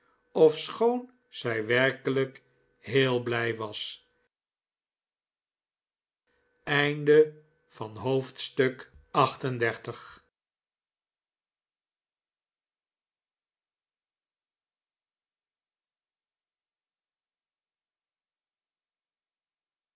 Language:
Dutch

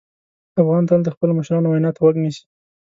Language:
Pashto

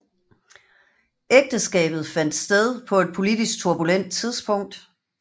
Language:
Danish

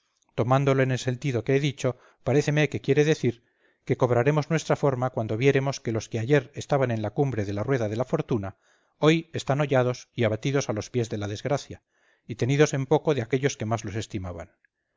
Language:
Spanish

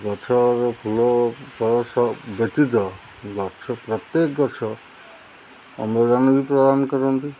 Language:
Odia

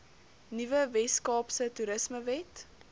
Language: Afrikaans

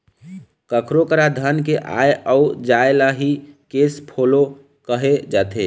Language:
Chhattisgarhi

